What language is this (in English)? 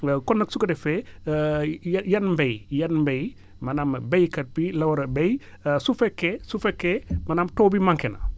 Wolof